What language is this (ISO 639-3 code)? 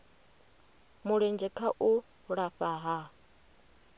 ven